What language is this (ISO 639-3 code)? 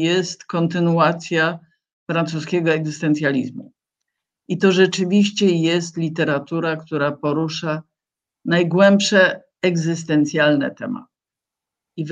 pol